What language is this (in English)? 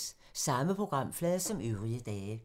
Danish